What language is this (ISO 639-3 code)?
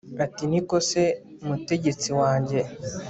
kin